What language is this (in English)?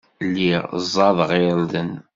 Kabyle